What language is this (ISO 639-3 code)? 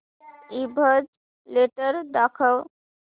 mar